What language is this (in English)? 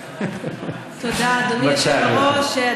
Hebrew